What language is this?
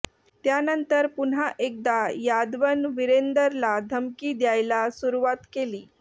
Marathi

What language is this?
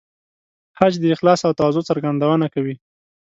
Pashto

